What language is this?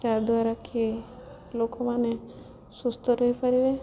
Odia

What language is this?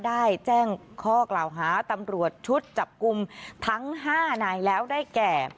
Thai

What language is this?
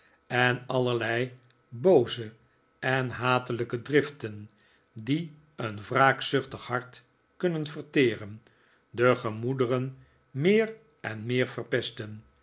Dutch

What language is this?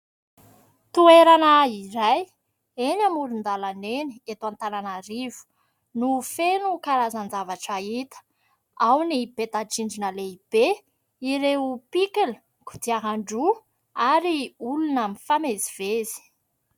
Malagasy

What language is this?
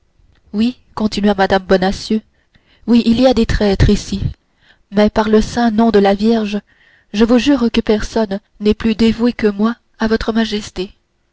French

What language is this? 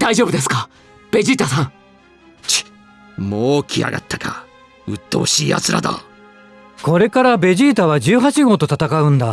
Japanese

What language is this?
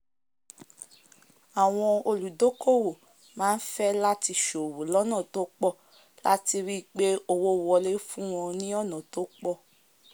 Yoruba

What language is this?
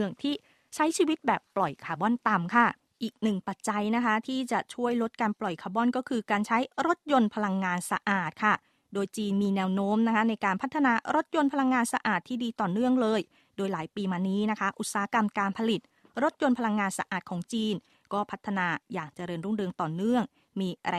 Thai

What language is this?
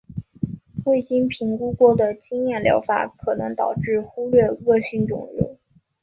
Chinese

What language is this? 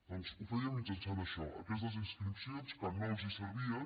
Catalan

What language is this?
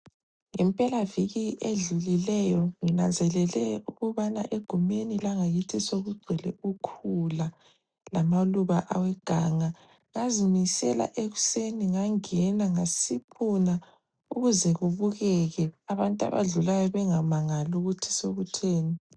North Ndebele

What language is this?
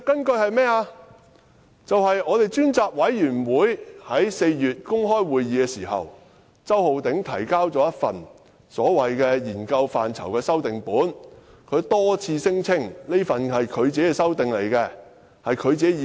Cantonese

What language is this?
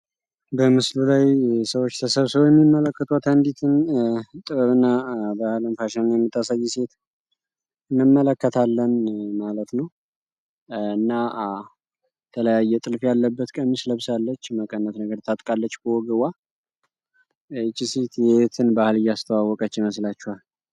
Amharic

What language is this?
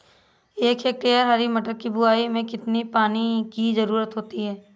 Hindi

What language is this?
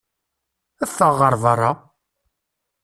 Kabyle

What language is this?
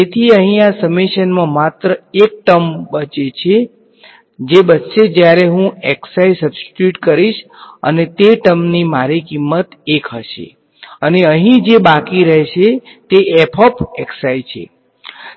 Gujarati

